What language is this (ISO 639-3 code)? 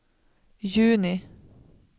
swe